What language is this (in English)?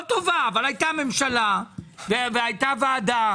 Hebrew